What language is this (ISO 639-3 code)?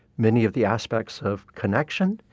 eng